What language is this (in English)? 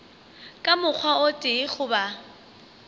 Northern Sotho